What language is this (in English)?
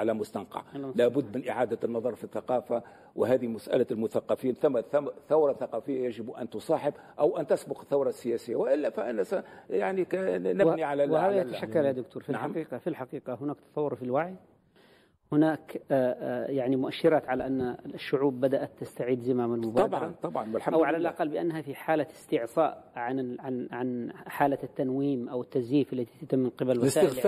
Arabic